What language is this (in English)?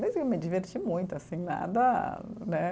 Portuguese